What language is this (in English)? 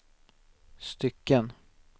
Swedish